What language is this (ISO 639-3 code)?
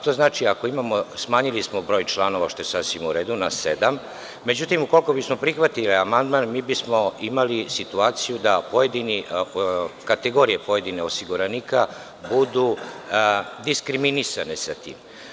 srp